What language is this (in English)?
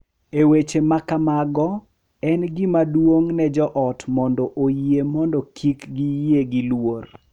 Luo (Kenya and Tanzania)